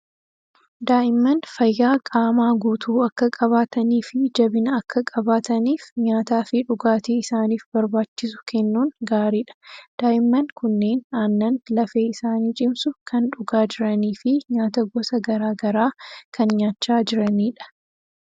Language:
Oromo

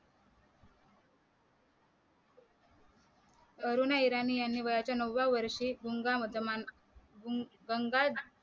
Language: Marathi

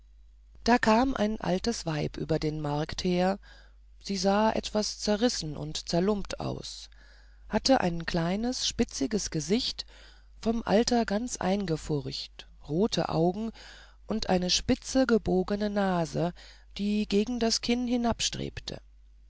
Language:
German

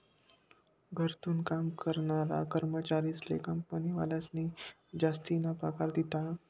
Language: Marathi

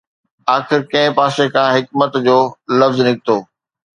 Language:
Sindhi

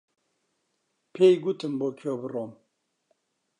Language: Central Kurdish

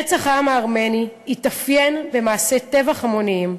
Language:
Hebrew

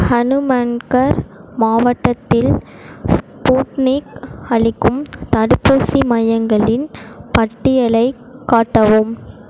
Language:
Tamil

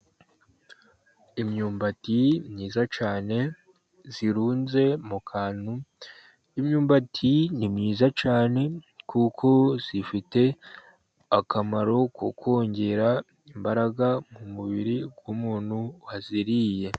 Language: Kinyarwanda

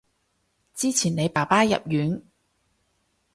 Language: Cantonese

